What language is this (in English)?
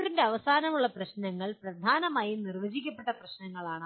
Malayalam